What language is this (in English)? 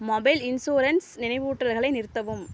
Tamil